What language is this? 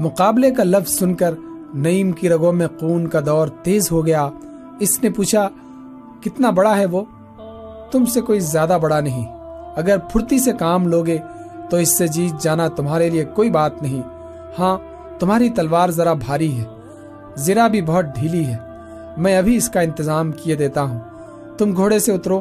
Urdu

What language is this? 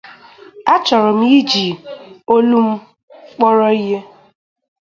Igbo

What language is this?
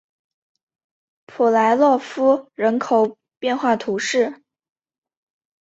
Chinese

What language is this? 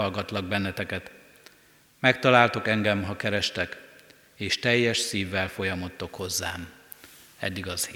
Hungarian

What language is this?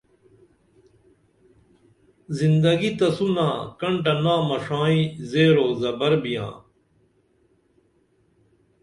Dameli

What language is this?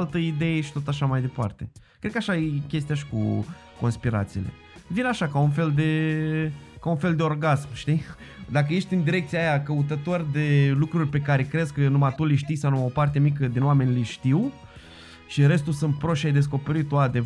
Romanian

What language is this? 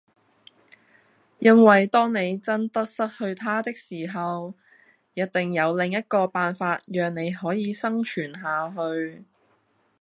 Cantonese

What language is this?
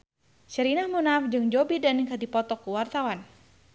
Sundanese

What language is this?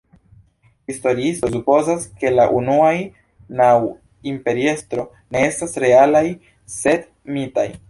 Esperanto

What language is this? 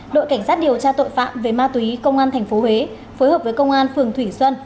Vietnamese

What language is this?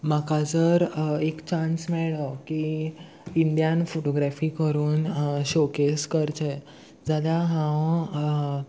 Konkani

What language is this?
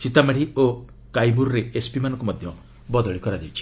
Odia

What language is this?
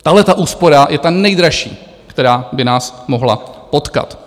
Czech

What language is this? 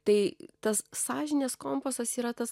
Lithuanian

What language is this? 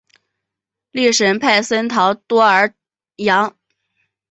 Chinese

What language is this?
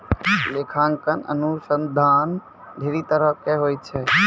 Maithili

